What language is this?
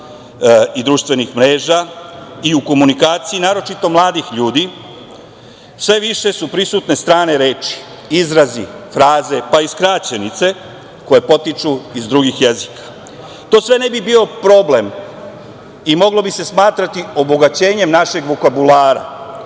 Serbian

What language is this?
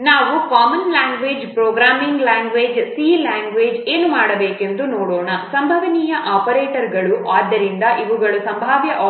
Kannada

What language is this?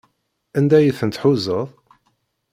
Kabyle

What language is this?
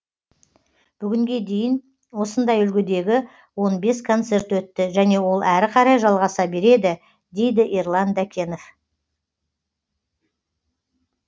Kazakh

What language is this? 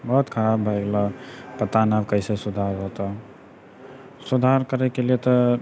Maithili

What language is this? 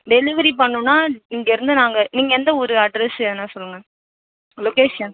Tamil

